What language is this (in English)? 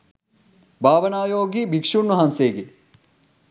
Sinhala